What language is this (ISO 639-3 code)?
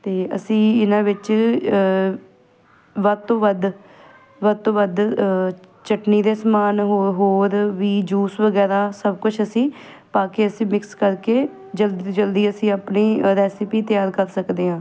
pan